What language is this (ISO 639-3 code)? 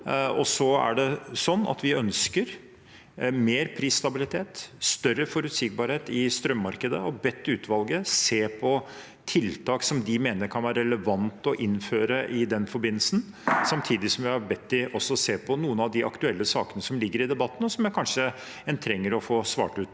nor